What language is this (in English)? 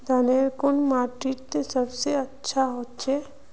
Magahi